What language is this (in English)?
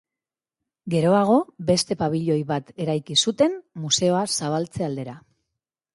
Basque